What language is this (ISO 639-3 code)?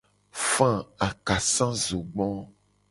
gej